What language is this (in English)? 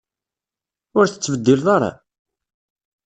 Kabyle